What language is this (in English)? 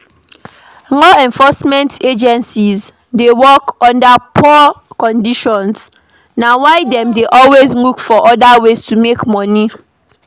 Nigerian Pidgin